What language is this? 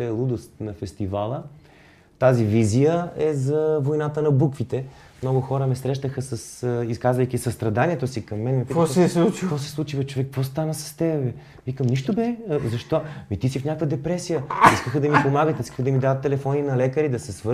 Bulgarian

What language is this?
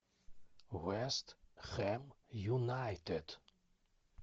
Russian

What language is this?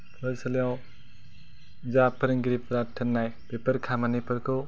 Bodo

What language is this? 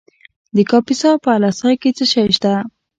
Pashto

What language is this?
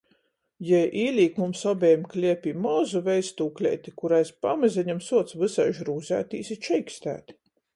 Latgalian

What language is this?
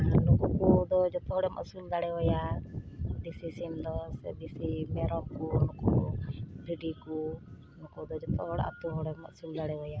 Santali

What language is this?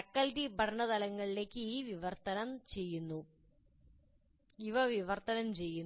Malayalam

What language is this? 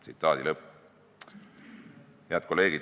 Estonian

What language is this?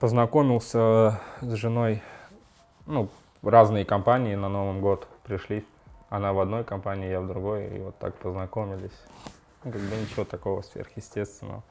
Russian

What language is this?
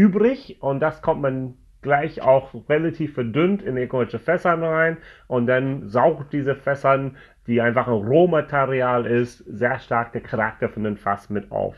German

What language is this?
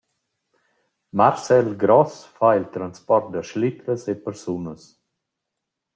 Romansh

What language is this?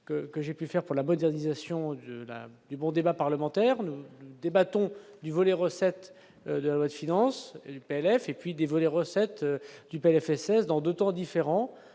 French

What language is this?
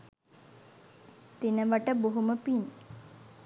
Sinhala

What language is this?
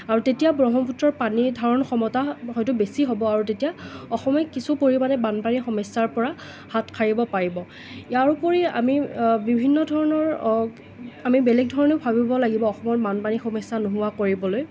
Assamese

